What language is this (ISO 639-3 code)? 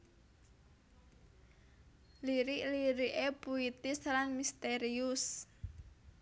jav